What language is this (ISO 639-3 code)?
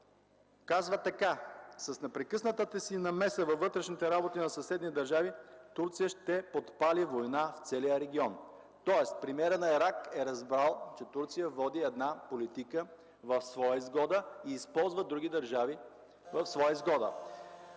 bul